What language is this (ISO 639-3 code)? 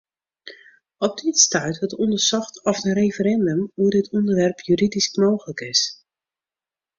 fry